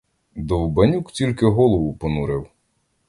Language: Ukrainian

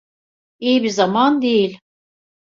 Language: Turkish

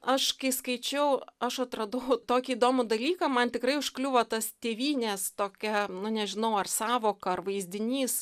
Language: Lithuanian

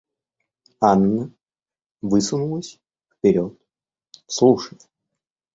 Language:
Russian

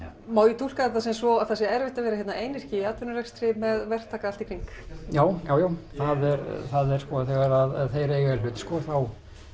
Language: Icelandic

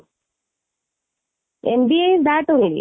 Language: Odia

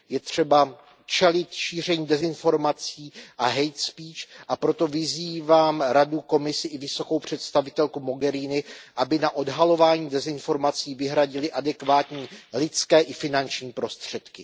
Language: Czech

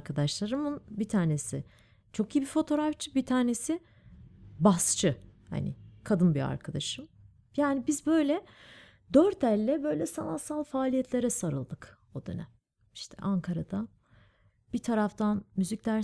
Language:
Turkish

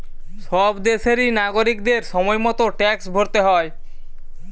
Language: Bangla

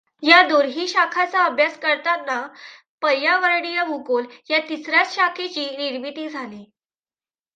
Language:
Marathi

